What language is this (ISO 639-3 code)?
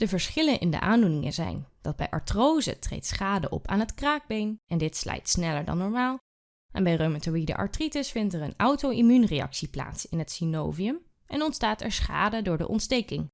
nld